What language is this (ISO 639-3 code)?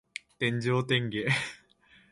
jpn